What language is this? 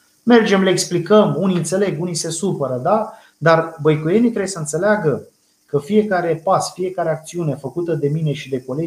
Romanian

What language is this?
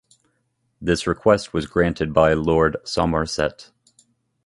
English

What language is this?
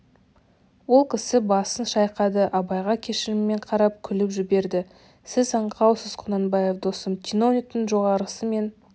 Kazakh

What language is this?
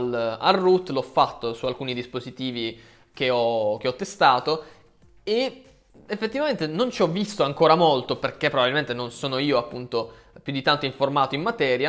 Italian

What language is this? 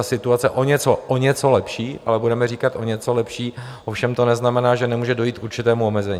Czech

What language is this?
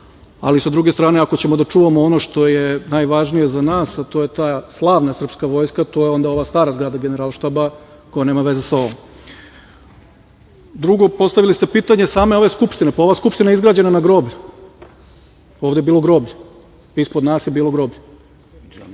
Serbian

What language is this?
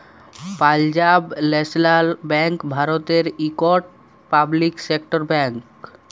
Bangla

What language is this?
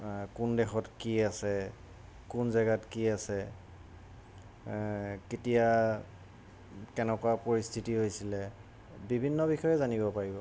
Assamese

